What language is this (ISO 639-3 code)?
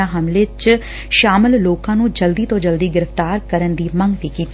pan